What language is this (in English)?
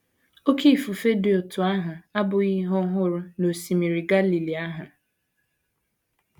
Igbo